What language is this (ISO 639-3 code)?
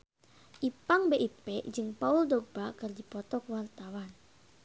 sun